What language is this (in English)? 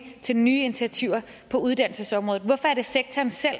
Danish